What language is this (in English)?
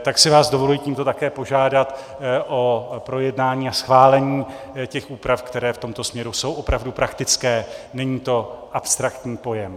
Czech